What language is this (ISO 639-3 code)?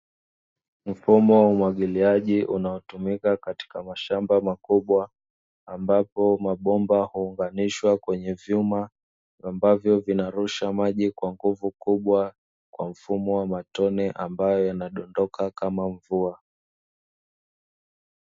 swa